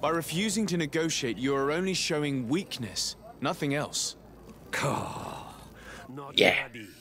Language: Polish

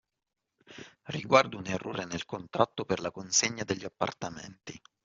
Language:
Italian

